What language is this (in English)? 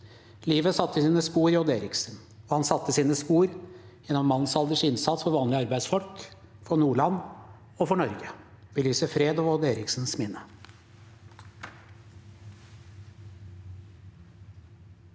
Norwegian